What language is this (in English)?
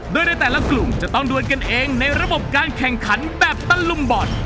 Thai